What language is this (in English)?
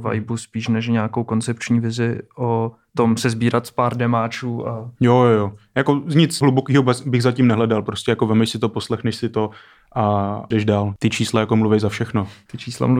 Czech